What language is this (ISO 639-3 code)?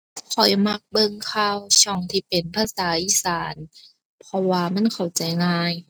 tha